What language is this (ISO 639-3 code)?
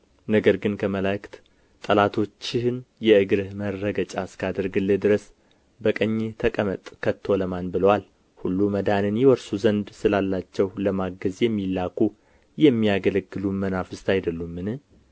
amh